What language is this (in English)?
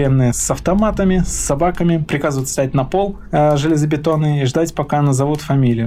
Russian